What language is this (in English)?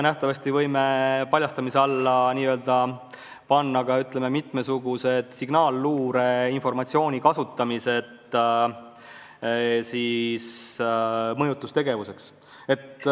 Estonian